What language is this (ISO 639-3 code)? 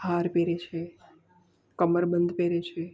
guj